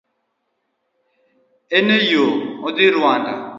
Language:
Luo (Kenya and Tanzania)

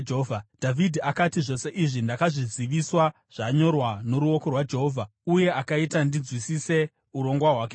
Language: Shona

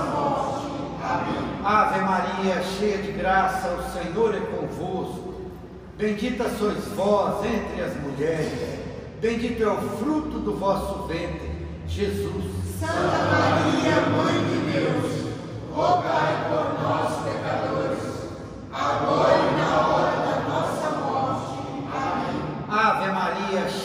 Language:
Portuguese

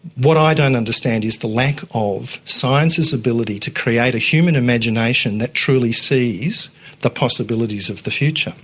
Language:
English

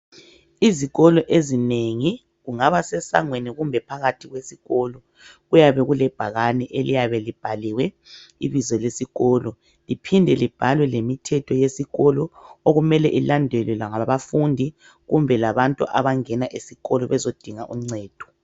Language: North Ndebele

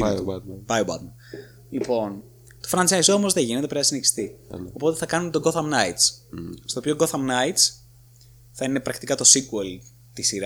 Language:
Greek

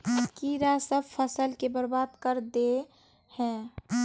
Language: Magahi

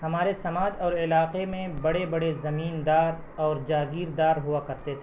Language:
Urdu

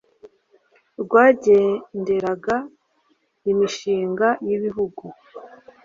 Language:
Kinyarwanda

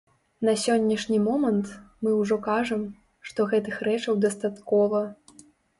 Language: Belarusian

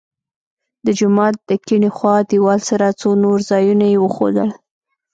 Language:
Pashto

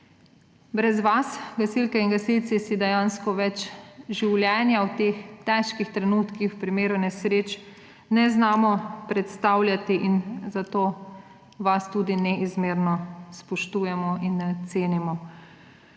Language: Slovenian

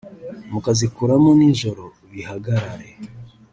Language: Kinyarwanda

